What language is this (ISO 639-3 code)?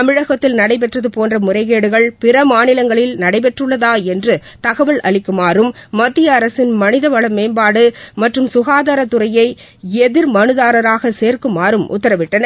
tam